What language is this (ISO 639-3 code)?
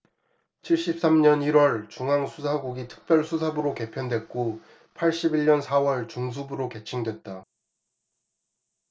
kor